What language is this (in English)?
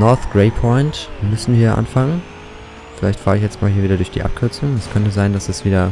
German